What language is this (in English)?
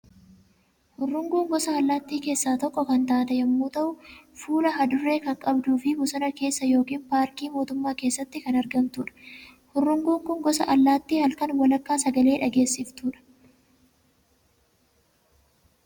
Oromo